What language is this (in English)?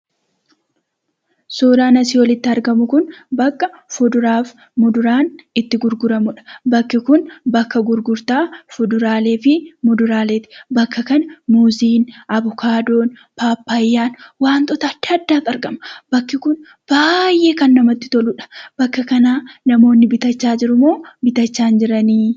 Oromo